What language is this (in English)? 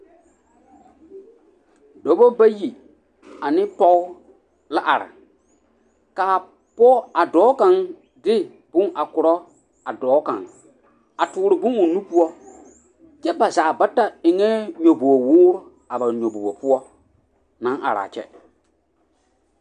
Southern Dagaare